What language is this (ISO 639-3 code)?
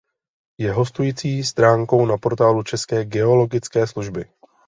ces